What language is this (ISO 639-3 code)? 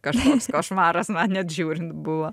lit